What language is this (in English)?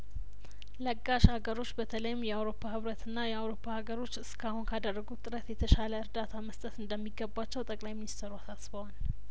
Amharic